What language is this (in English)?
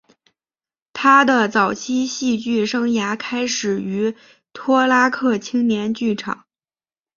Chinese